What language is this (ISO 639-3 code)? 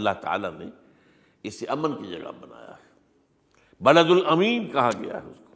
urd